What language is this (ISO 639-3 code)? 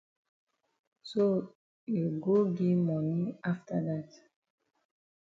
wes